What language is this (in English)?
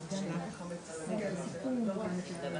Hebrew